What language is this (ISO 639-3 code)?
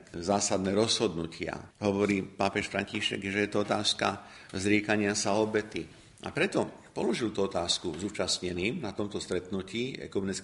slk